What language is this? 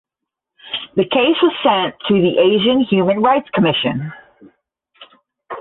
English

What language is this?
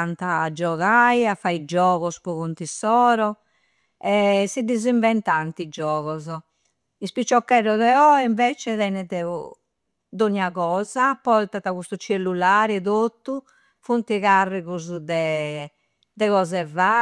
Campidanese Sardinian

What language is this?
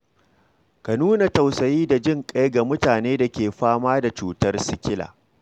Hausa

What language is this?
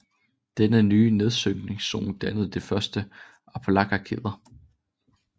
Danish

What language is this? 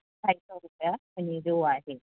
Sindhi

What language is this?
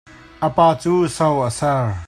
Hakha Chin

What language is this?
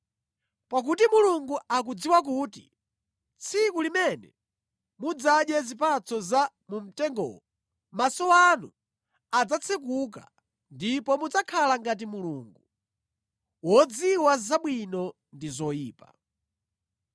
Nyanja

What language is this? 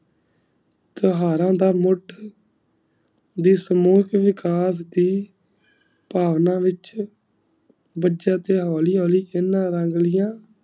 Punjabi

